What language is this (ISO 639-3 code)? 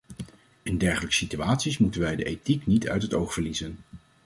nld